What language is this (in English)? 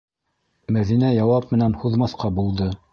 Bashkir